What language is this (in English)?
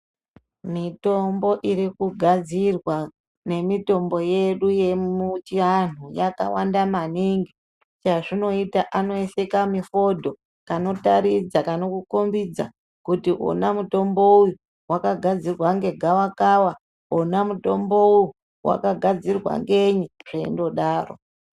Ndau